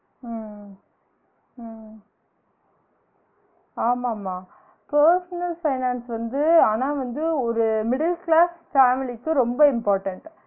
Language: Tamil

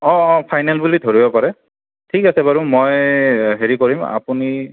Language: Assamese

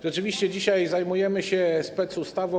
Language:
Polish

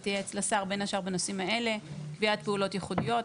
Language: Hebrew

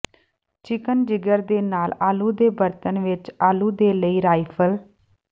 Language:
Punjabi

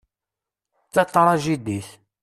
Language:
Kabyle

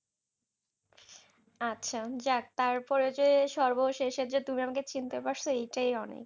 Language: Bangla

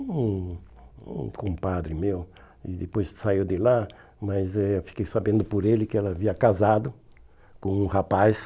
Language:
Portuguese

